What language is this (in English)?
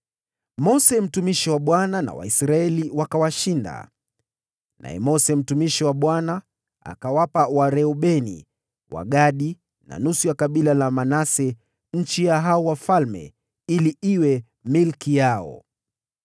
Swahili